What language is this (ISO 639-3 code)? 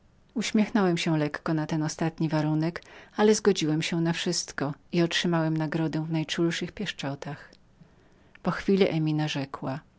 pol